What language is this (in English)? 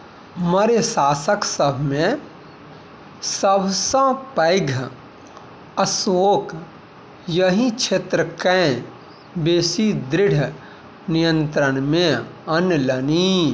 Maithili